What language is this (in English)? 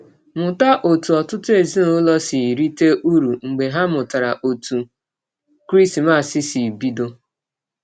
Igbo